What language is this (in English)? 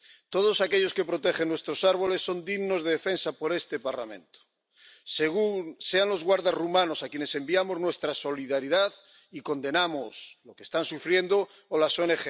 Spanish